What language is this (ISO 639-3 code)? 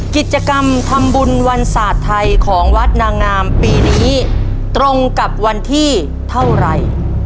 tha